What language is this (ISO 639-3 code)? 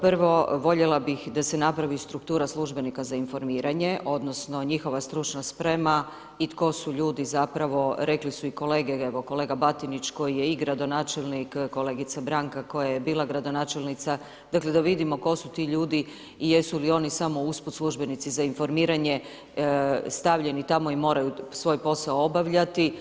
hrv